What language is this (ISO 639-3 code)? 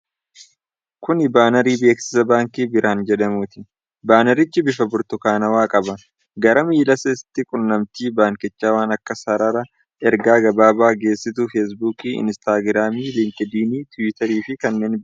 orm